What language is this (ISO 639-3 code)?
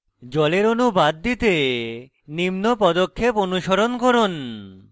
ben